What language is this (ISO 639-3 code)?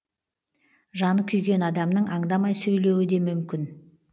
kaz